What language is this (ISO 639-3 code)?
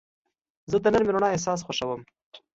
pus